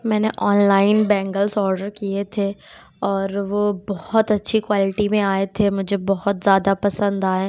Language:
Urdu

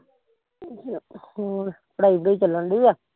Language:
Punjabi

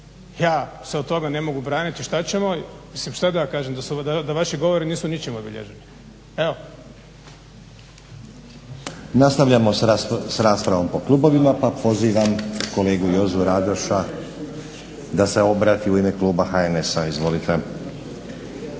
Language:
Croatian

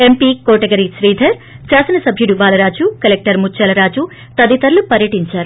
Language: Telugu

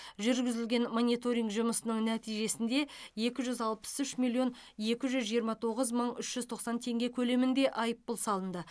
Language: Kazakh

